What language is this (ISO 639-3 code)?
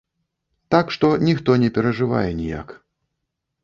bel